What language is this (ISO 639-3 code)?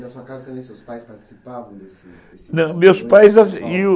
por